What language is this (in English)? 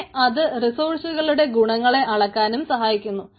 Malayalam